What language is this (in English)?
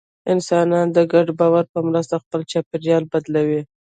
Pashto